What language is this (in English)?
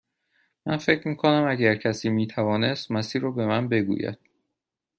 Persian